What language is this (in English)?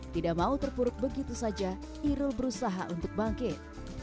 Indonesian